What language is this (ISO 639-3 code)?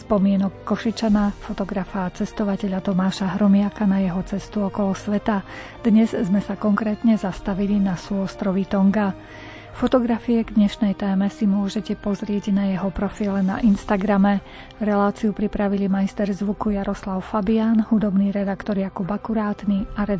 slk